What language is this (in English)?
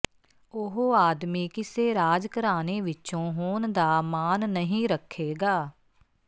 Punjabi